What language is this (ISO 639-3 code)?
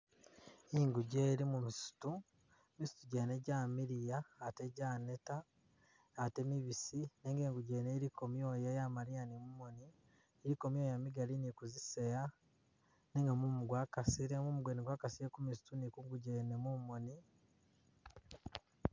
myx